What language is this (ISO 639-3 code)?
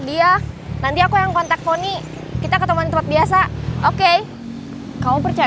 ind